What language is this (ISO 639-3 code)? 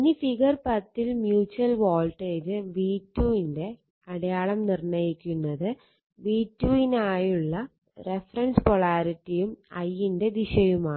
mal